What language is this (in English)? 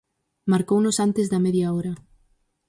Galician